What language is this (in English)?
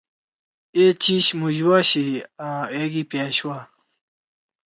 Torwali